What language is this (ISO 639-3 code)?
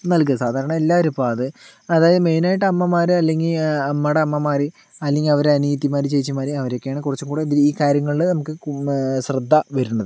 mal